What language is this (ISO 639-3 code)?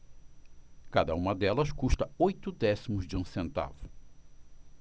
por